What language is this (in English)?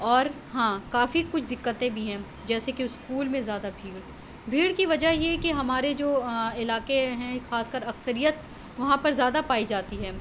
Urdu